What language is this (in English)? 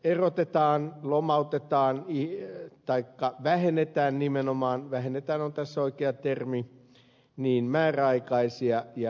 Finnish